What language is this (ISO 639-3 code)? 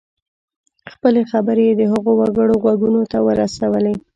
pus